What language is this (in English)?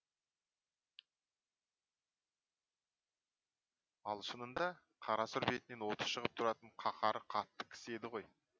Kazakh